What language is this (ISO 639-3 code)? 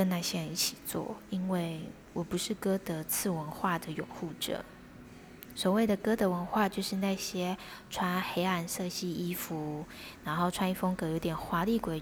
zho